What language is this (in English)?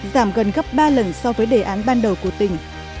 Vietnamese